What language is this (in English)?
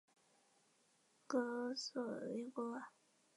Chinese